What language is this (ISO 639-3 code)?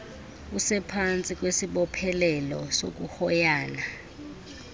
xho